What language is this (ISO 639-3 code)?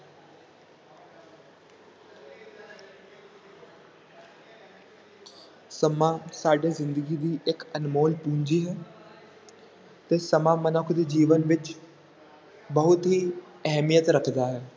pan